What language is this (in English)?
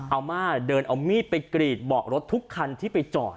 Thai